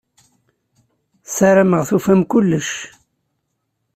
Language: Kabyle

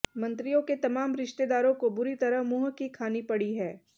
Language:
Hindi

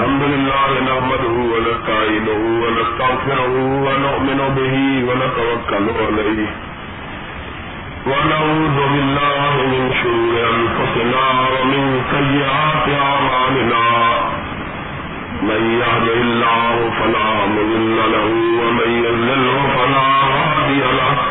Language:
Urdu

